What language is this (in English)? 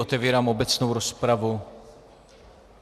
Czech